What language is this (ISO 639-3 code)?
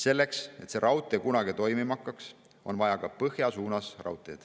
est